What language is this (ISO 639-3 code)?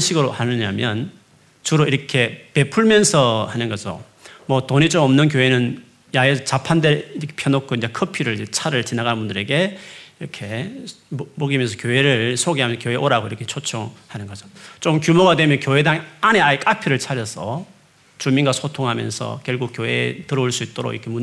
kor